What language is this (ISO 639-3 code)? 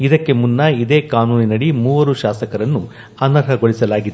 kan